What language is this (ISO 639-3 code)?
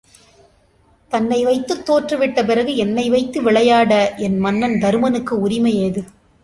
tam